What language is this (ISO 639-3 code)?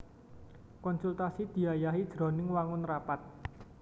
jav